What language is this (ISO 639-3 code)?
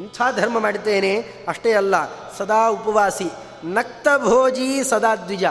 kan